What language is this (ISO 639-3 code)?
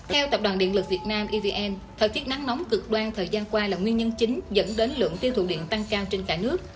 vie